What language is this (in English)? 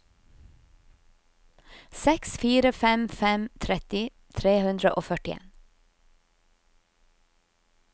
Norwegian